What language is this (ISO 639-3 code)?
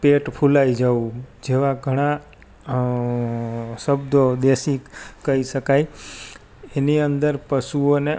guj